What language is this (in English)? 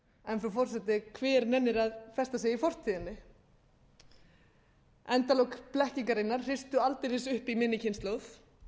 Icelandic